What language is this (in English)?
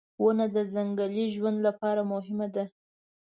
Pashto